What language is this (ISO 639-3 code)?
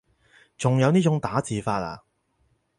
yue